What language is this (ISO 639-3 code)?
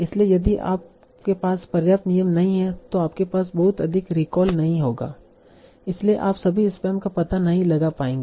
hin